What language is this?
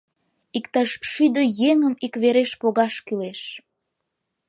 Mari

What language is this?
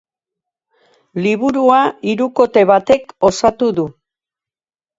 Basque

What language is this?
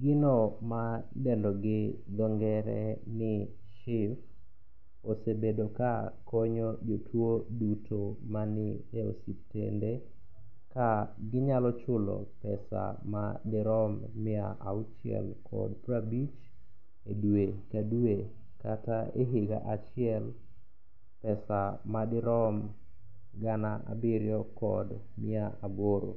Luo (Kenya and Tanzania)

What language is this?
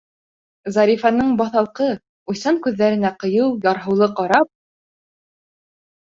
Bashkir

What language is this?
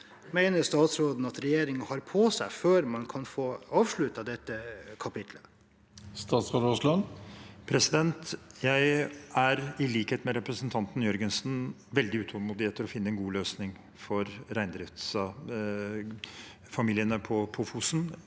Norwegian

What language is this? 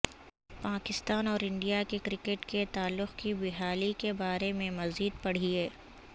Urdu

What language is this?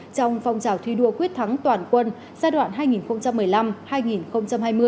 Vietnamese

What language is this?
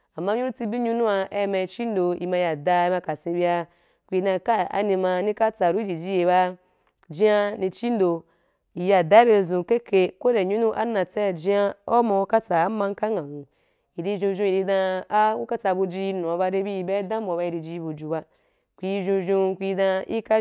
Wapan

